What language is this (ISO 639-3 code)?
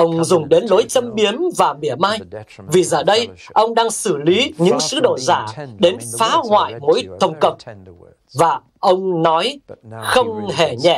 vie